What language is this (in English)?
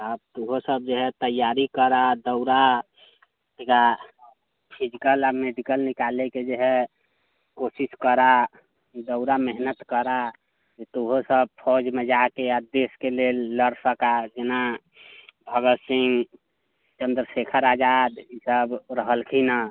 Maithili